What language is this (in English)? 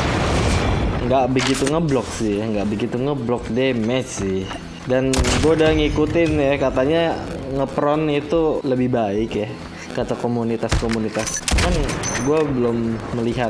Indonesian